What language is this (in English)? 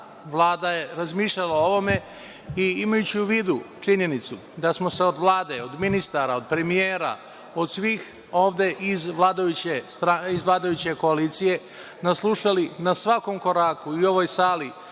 Serbian